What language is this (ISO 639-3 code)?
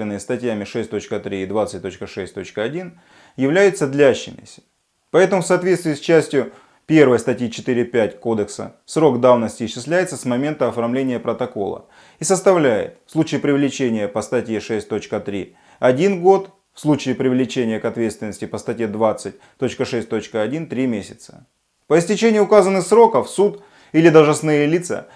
rus